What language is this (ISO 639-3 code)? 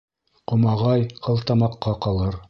bak